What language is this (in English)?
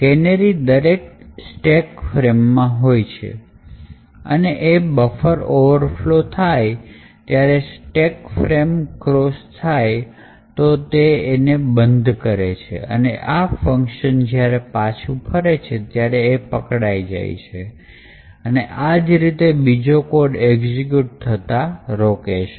Gujarati